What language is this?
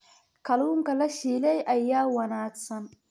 Somali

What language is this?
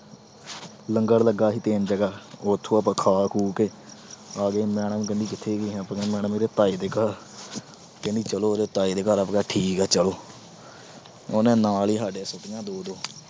Punjabi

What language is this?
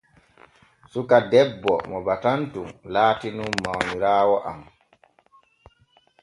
Borgu Fulfulde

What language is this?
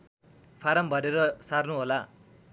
Nepali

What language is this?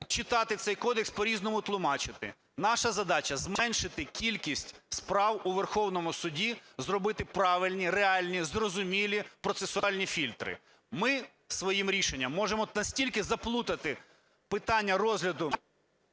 Ukrainian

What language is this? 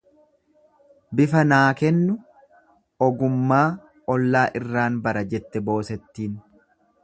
Oromo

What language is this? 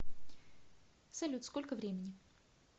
Russian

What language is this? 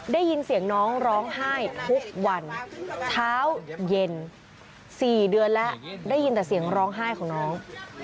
Thai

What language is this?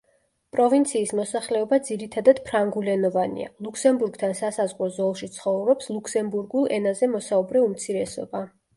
Georgian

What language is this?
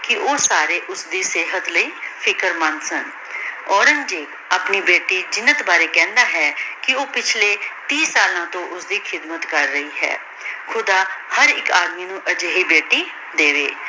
Punjabi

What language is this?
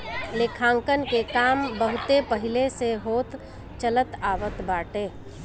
Bhojpuri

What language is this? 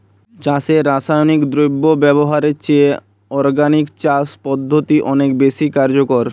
Bangla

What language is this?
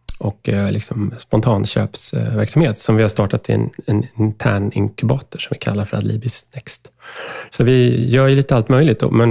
Swedish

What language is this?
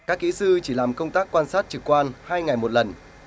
Vietnamese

